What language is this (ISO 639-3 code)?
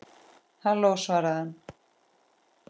isl